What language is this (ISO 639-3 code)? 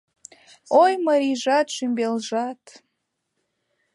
chm